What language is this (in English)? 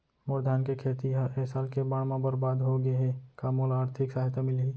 Chhattisgarhi